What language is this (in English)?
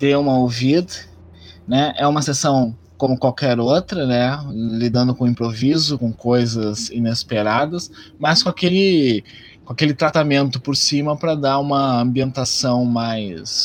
Portuguese